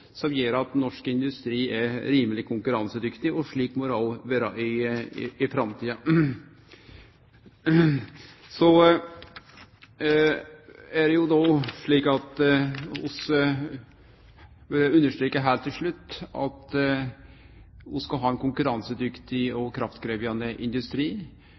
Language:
Norwegian Nynorsk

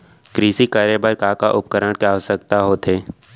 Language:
Chhattisgarhi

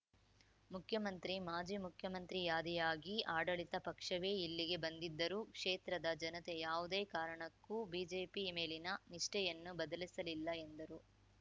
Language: Kannada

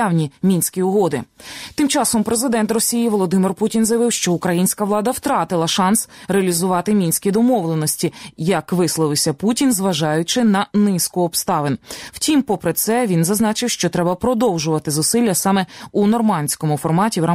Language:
Ukrainian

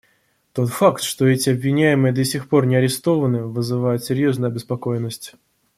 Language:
Russian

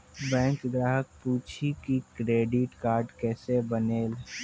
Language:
Maithili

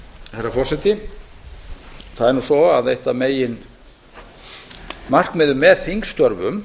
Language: Icelandic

